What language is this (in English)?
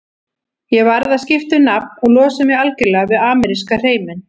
Icelandic